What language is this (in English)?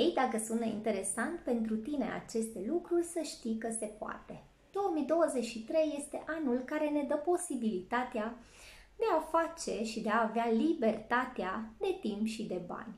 Romanian